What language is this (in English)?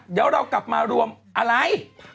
Thai